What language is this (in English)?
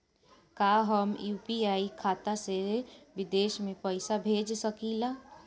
Bhojpuri